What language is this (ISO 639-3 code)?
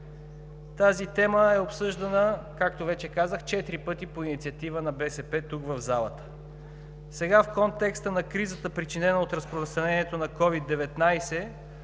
bul